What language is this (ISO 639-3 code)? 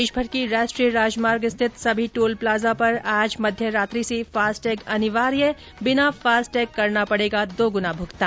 hin